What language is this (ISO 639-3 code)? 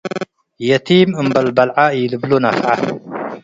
tig